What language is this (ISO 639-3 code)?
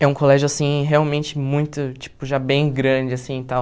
por